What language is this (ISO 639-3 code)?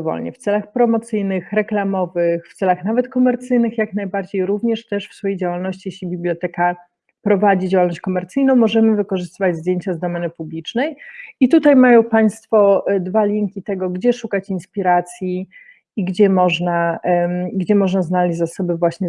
pol